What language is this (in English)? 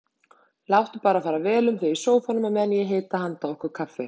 Icelandic